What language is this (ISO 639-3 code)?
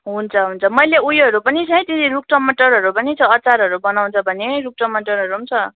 nep